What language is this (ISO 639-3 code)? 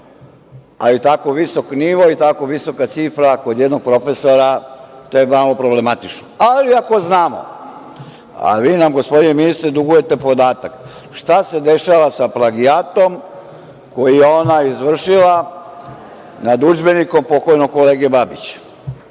srp